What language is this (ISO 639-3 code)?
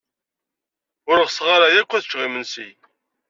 kab